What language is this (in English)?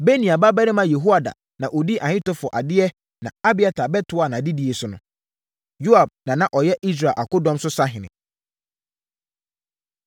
Akan